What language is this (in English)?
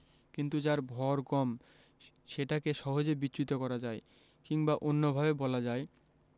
Bangla